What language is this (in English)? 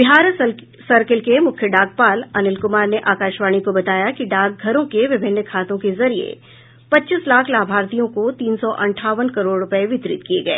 Hindi